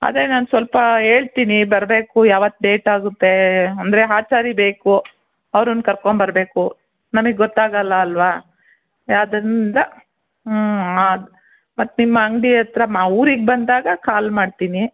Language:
Kannada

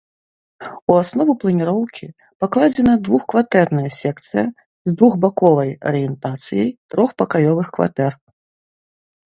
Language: Belarusian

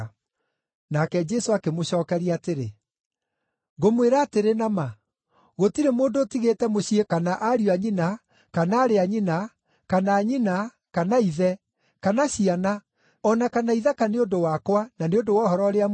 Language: Kikuyu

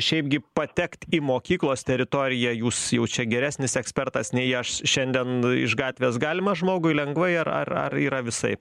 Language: Lithuanian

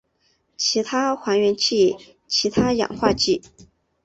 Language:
Chinese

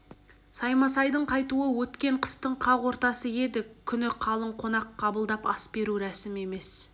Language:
Kazakh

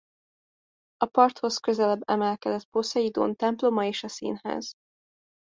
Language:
Hungarian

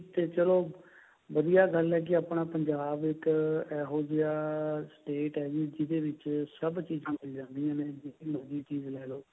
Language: Punjabi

